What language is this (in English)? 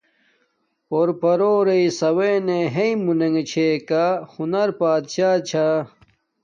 Domaaki